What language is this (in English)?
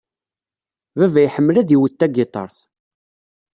Kabyle